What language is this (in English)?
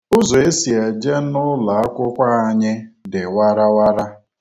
Igbo